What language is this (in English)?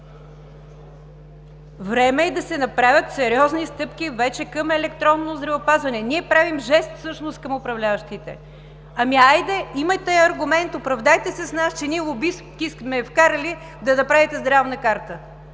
Bulgarian